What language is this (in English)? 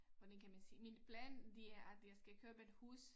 Danish